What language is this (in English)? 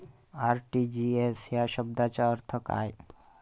Marathi